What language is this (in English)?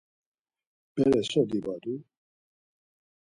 Laz